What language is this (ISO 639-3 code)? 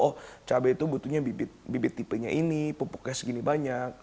ind